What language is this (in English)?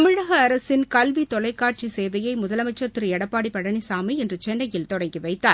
Tamil